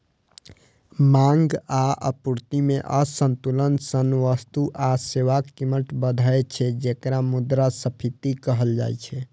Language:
Maithili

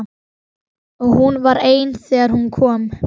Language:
Icelandic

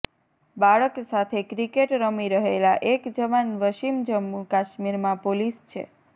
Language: Gujarati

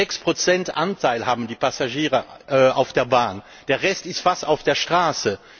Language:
German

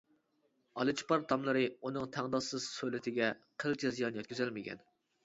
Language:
Uyghur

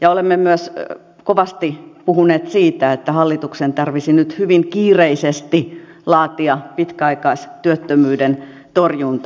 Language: Finnish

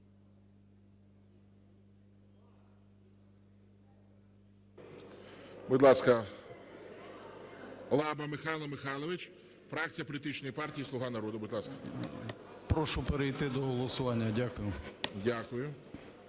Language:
Ukrainian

